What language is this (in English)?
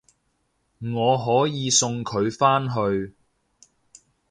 Cantonese